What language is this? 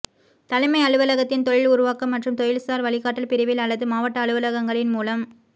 Tamil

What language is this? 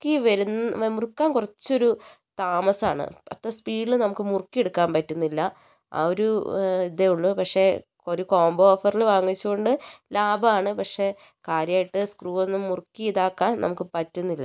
Malayalam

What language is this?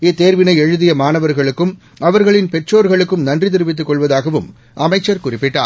Tamil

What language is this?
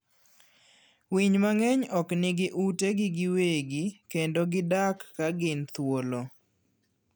Luo (Kenya and Tanzania)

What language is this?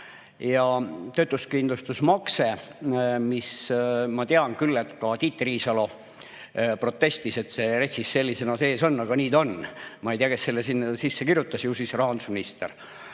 Estonian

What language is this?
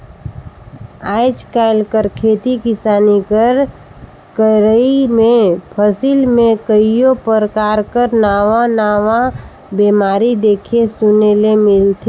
Chhattisgarhi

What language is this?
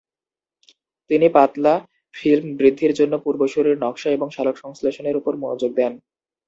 Bangla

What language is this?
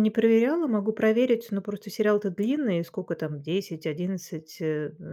Russian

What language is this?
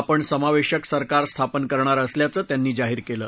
Marathi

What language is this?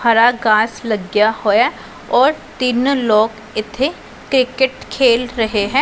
Punjabi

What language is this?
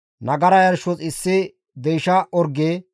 Gamo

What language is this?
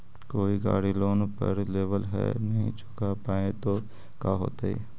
Magahi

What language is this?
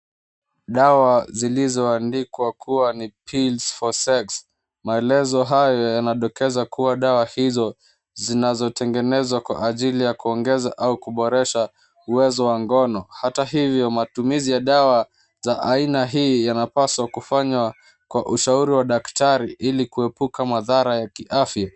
Swahili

